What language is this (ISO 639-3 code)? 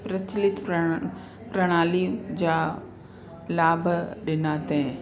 snd